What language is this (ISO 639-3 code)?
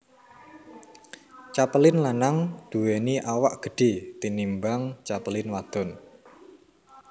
jav